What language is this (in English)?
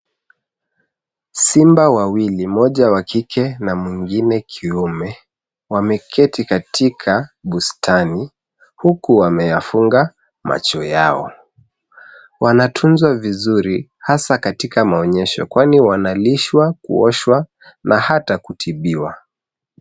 Swahili